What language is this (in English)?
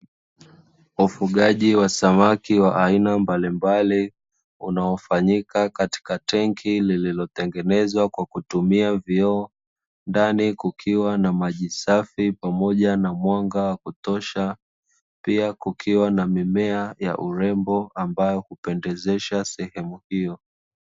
Swahili